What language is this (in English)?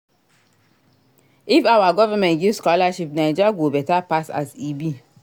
Nigerian Pidgin